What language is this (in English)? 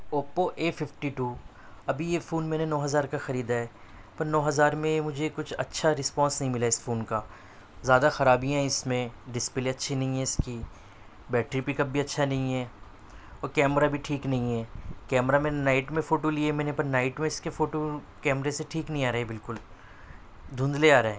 Urdu